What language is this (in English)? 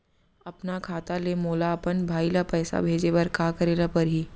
Chhattisgarhi